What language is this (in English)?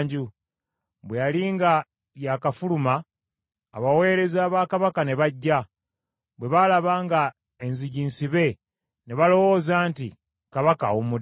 Ganda